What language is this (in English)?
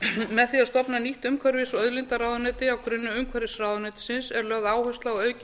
Icelandic